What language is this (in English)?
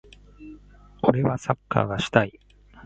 Japanese